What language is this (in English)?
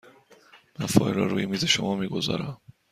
Persian